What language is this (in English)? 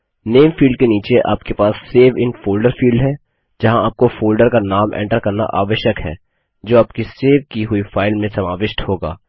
Hindi